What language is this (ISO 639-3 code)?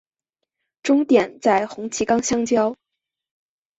zho